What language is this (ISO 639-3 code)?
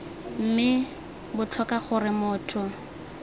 tsn